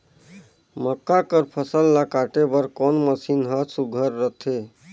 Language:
Chhattisgarhi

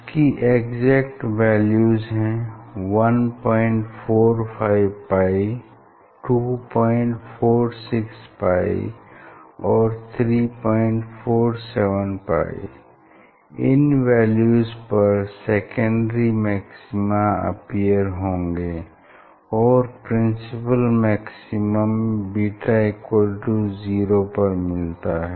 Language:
Hindi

